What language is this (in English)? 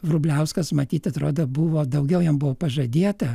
Lithuanian